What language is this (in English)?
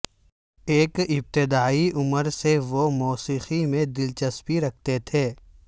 Urdu